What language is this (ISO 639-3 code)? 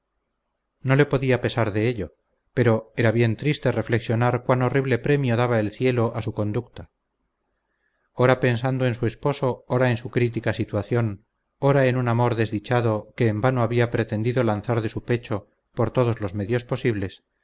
spa